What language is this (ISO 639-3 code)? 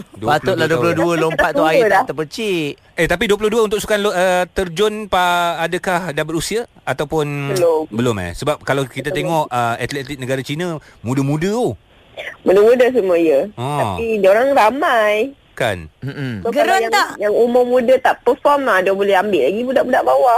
msa